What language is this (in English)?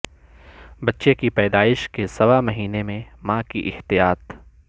Urdu